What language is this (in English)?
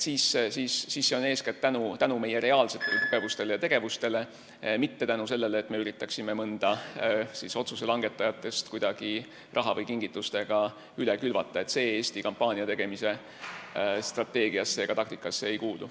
Estonian